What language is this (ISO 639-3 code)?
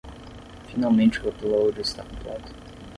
por